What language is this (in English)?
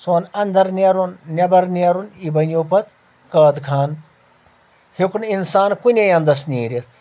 Kashmiri